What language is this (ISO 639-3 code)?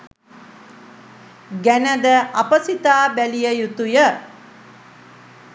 sin